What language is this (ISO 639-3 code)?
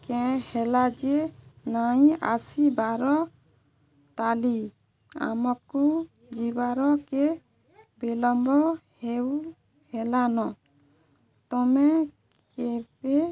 ori